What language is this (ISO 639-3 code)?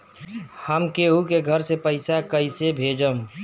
bho